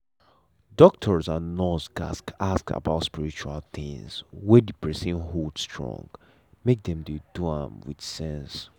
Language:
Nigerian Pidgin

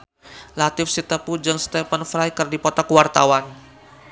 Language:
Sundanese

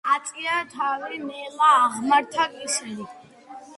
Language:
Georgian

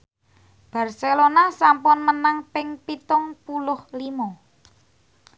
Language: Javanese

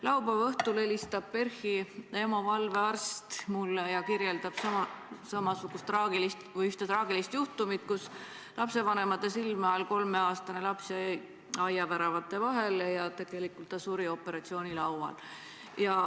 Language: Estonian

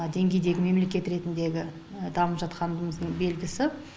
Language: Kazakh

